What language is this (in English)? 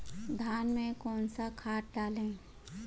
Hindi